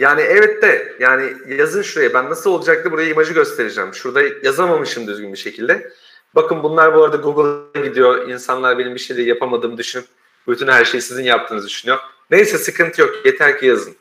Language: Turkish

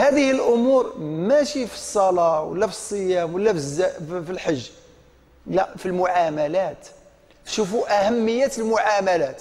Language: Arabic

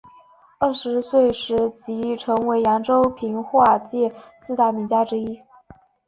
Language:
Chinese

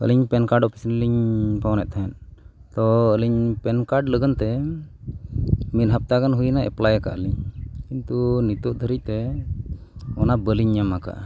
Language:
Santali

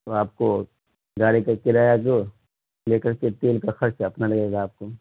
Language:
Urdu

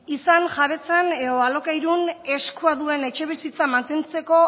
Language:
Basque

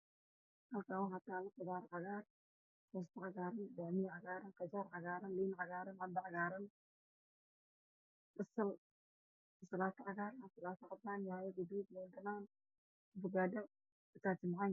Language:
Somali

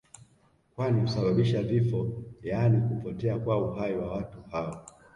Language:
Swahili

